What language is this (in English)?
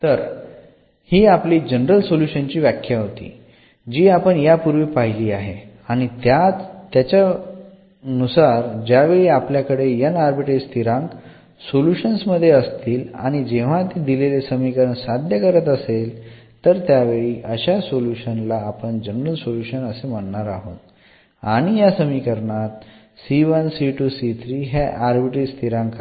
Marathi